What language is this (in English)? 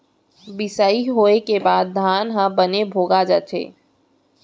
Chhattisgarhi